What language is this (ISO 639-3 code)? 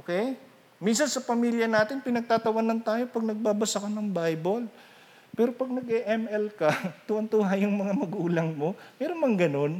fil